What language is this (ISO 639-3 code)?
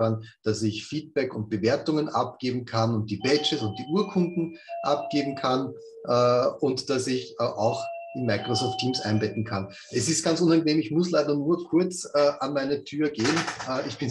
deu